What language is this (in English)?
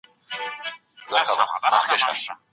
Pashto